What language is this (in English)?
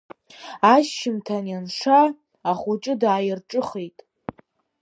Abkhazian